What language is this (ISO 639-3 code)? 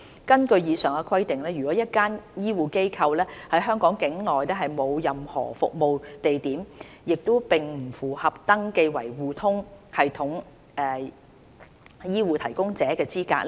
yue